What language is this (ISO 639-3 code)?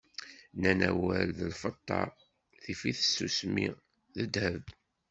kab